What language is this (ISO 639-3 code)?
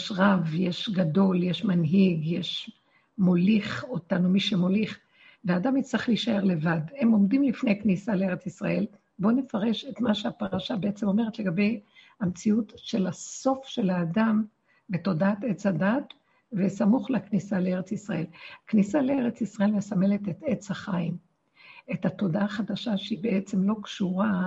heb